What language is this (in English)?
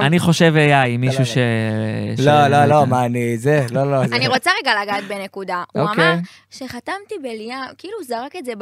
Hebrew